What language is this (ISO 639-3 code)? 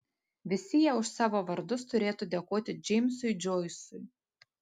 lit